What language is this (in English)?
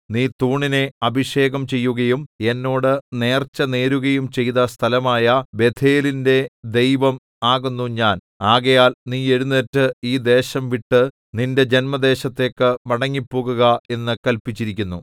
Malayalam